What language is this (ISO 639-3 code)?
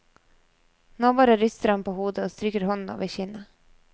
nor